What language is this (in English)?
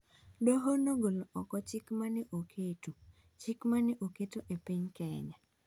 Luo (Kenya and Tanzania)